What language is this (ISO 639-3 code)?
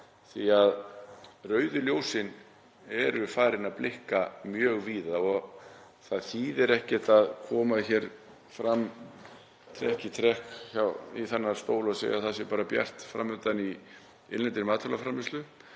isl